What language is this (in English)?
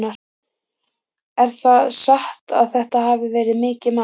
Icelandic